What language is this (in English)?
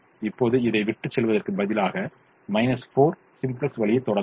Tamil